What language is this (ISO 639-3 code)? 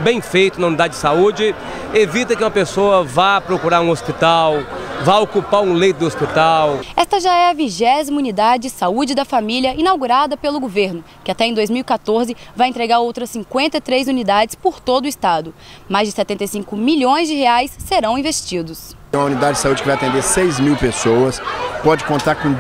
por